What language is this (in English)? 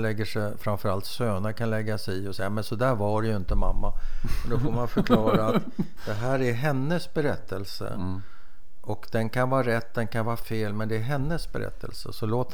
Swedish